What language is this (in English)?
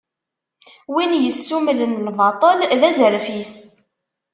Kabyle